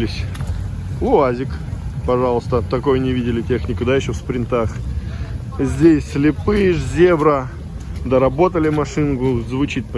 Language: Russian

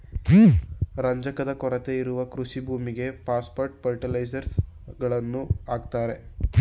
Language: Kannada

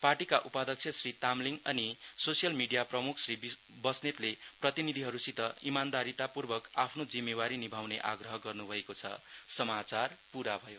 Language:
Nepali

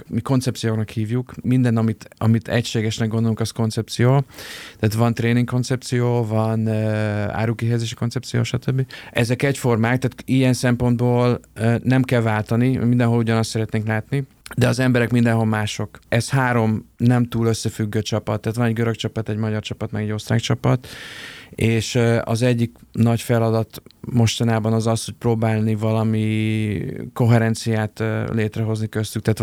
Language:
Hungarian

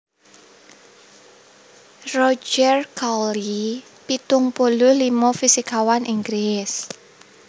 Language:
Javanese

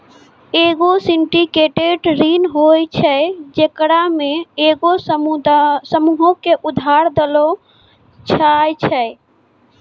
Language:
Maithili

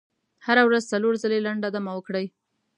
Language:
Pashto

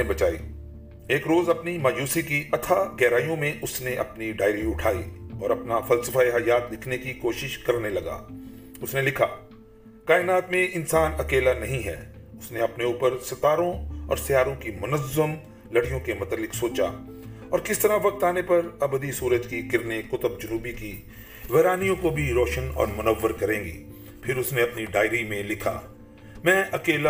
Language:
Urdu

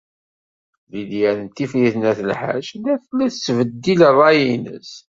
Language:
Kabyle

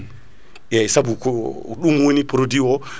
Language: Fula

